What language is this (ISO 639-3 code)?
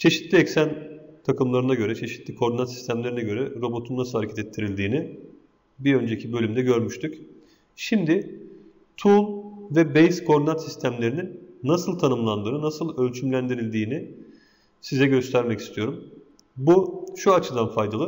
tur